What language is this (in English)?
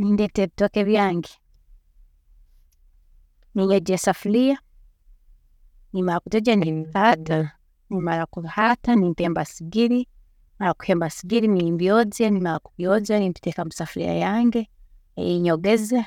Tooro